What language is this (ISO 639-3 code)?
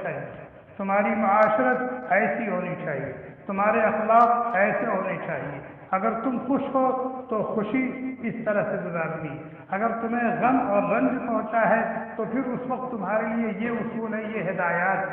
ara